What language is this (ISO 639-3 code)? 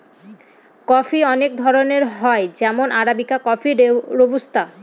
ben